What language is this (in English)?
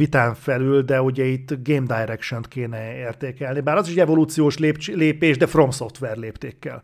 Hungarian